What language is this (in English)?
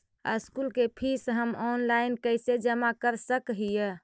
Magahi